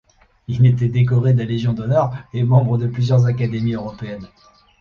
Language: French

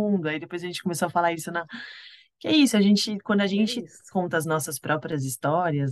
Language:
Portuguese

